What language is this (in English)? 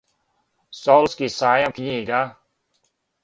Serbian